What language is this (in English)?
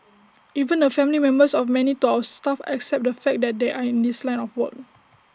English